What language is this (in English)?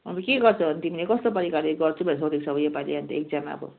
Nepali